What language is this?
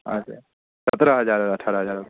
Maithili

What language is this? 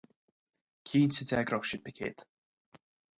Irish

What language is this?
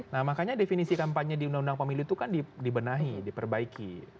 Indonesian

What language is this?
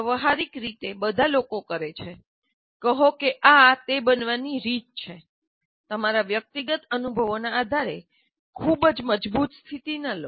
Gujarati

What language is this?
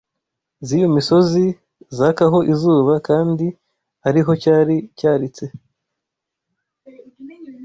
Kinyarwanda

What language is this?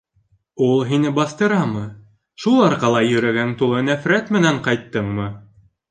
Bashkir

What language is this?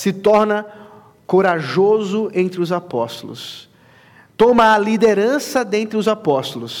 Portuguese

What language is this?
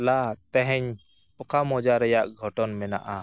Santali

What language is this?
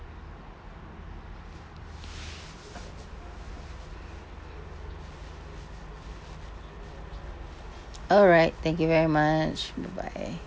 English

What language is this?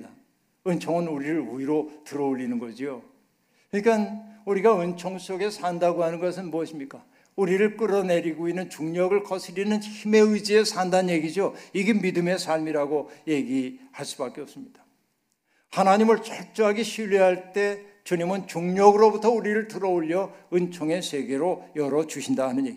Korean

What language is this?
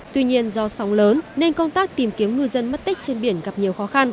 Vietnamese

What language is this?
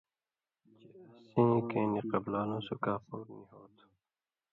Indus Kohistani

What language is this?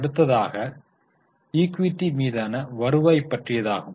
Tamil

